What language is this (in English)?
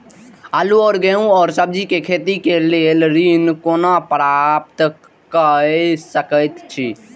Maithili